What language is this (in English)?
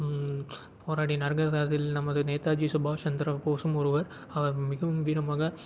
Tamil